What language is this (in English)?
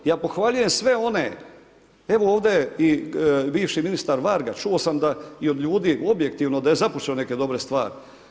Croatian